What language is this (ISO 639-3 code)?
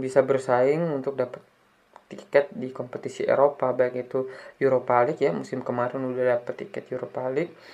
ind